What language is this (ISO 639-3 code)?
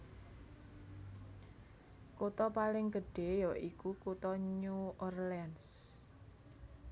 jav